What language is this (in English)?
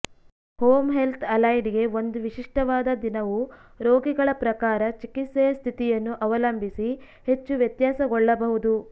Kannada